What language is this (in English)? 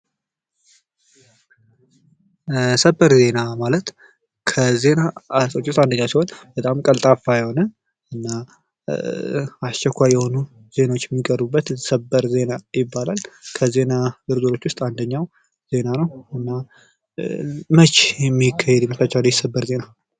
Amharic